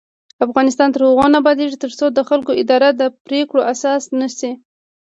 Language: Pashto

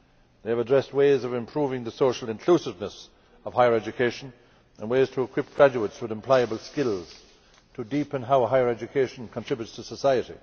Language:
English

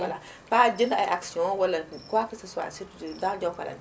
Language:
Wolof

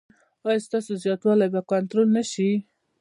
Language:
Pashto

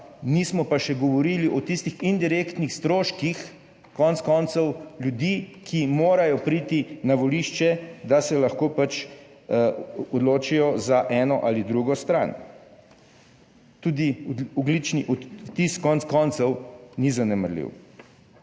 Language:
Slovenian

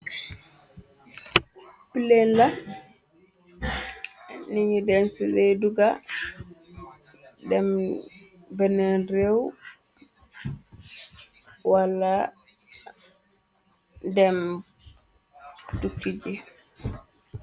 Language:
Wolof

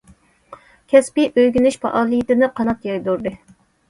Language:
Uyghur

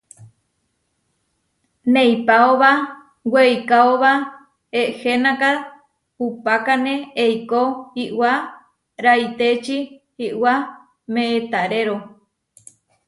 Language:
Huarijio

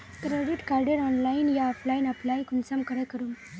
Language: Magahi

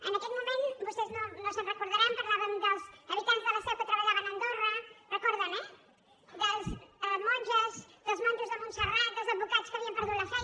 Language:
Catalan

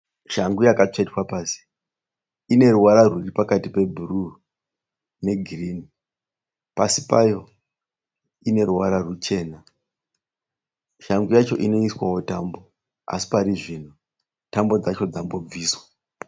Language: Shona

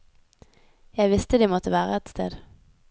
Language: Norwegian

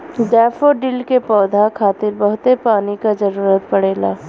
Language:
Bhojpuri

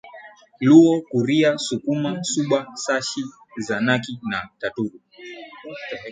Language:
Swahili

